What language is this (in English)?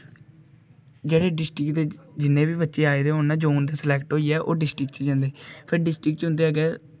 Dogri